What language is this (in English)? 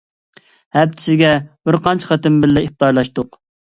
Uyghur